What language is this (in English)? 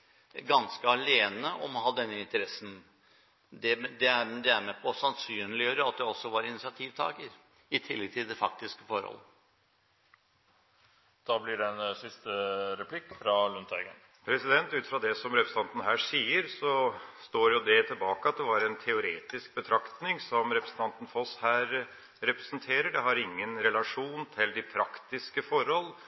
Norwegian Bokmål